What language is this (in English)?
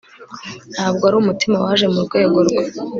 Kinyarwanda